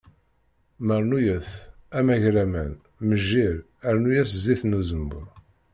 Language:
Kabyle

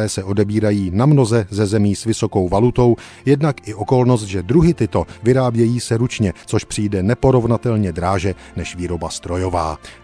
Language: Czech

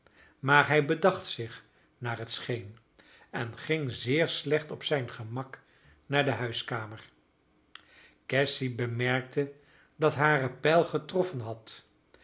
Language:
Dutch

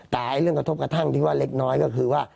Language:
Thai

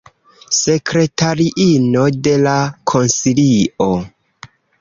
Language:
Esperanto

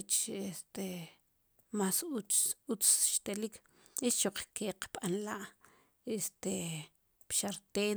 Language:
Sipacapense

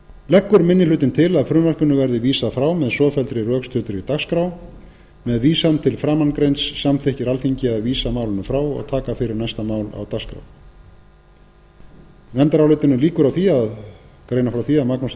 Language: Icelandic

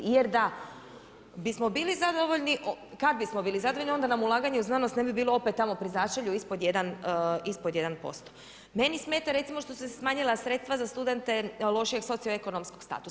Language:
Croatian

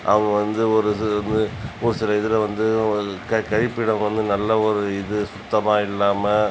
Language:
Tamil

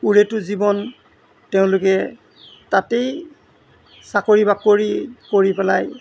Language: Assamese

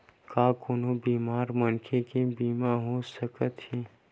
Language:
Chhattisgarhi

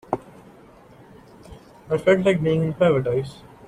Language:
English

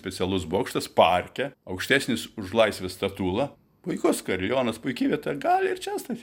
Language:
Lithuanian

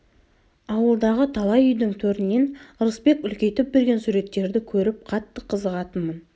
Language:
Kazakh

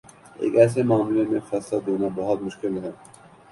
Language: Urdu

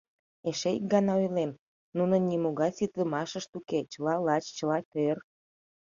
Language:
Mari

